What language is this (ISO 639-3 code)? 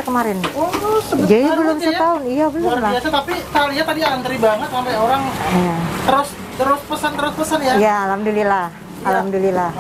ind